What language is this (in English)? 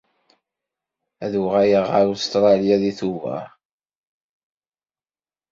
Kabyle